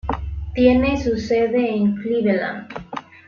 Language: Spanish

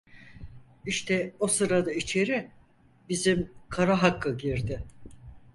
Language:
Turkish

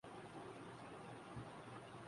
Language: Urdu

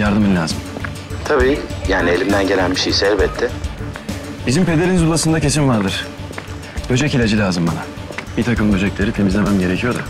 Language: Turkish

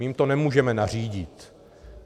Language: Czech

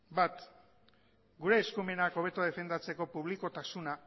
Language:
Basque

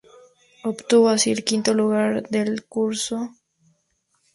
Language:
Spanish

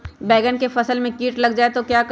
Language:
Magahi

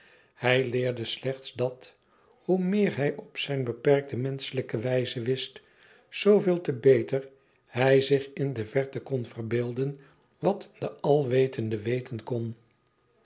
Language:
Dutch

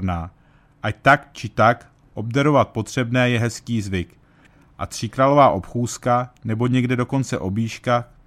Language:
Czech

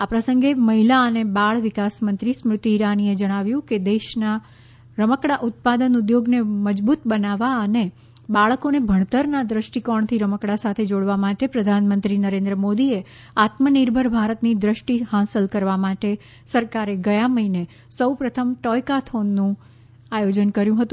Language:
Gujarati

